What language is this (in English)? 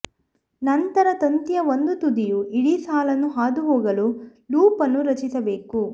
Kannada